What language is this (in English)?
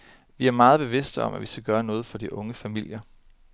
Danish